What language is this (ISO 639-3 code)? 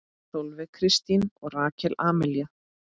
isl